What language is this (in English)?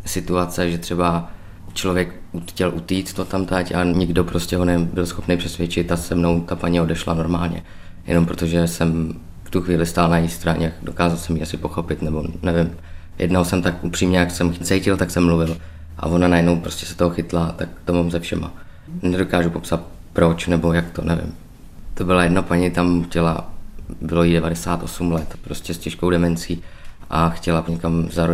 Czech